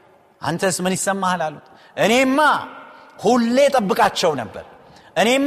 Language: Amharic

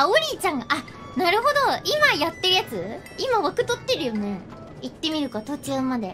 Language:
Japanese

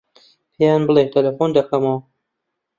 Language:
Central Kurdish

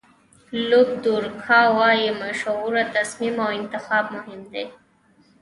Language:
Pashto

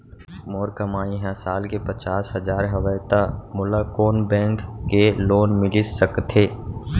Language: Chhattisgarhi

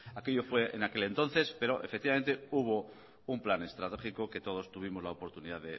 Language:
Spanish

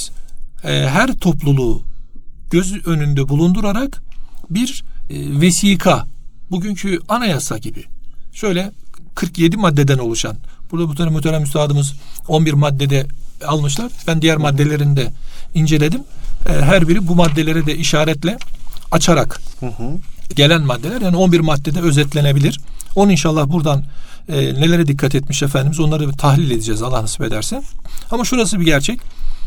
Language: Turkish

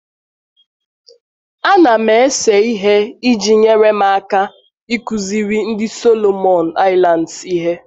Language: Igbo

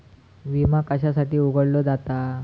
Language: Marathi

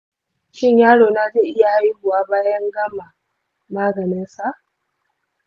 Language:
Hausa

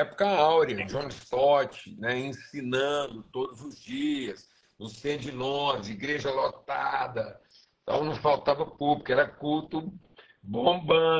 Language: Portuguese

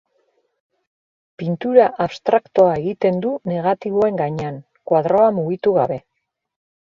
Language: Basque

